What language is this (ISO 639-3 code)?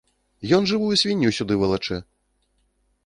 bel